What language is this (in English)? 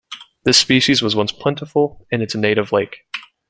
English